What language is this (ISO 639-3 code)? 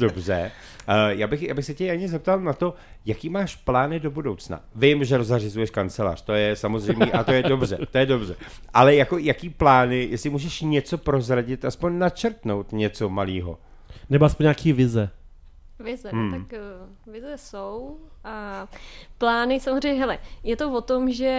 ces